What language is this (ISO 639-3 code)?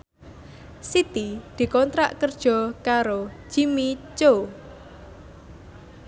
jav